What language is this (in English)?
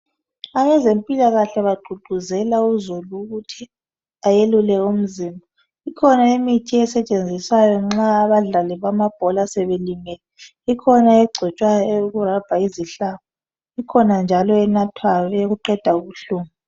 North Ndebele